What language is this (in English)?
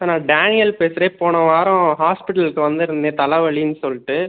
Tamil